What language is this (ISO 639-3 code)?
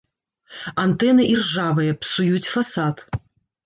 bel